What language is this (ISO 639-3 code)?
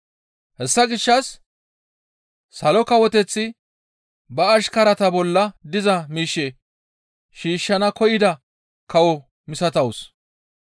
gmv